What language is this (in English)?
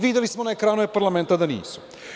Serbian